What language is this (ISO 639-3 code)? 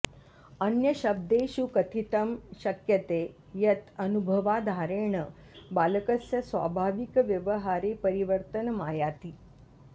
san